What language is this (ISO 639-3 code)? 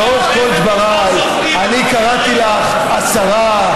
heb